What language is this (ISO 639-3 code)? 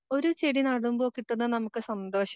mal